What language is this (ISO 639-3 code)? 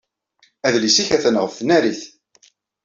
kab